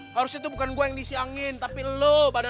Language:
Indonesian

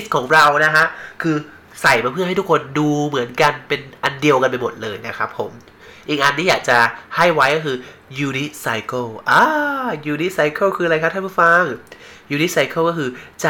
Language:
Thai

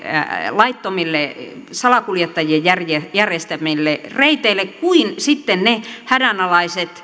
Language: Finnish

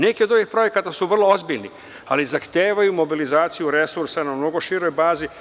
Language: Serbian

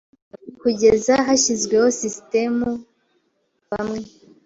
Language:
Kinyarwanda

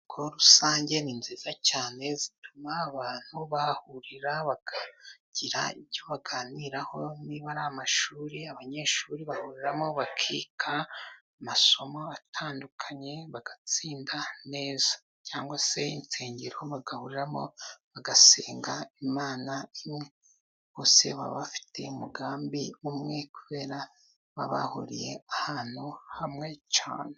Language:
Kinyarwanda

